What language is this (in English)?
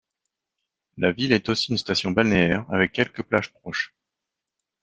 French